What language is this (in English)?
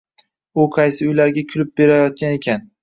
Uzbek